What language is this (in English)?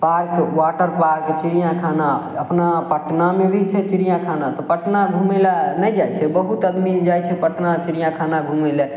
Maithili